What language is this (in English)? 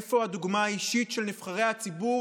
Hebrew